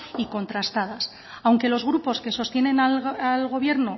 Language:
Spanish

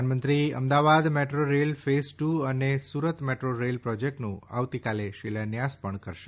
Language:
Gujarati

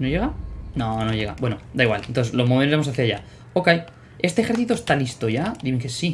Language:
Spanish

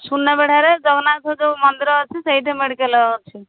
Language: Odia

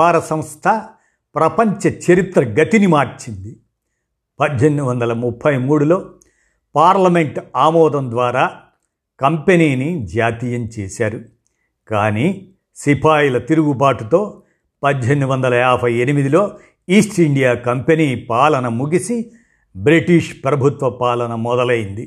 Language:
Telugu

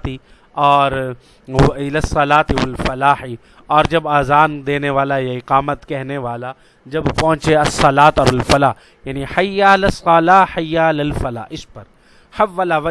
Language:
Urdu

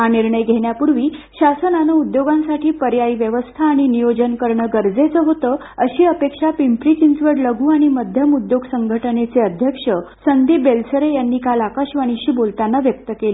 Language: Marathi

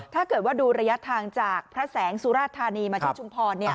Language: Thai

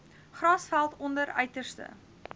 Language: Afrikaans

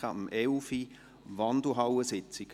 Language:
Swiss German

